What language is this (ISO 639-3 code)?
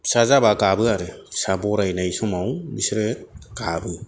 brx